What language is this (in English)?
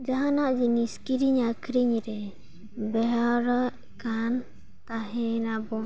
Santali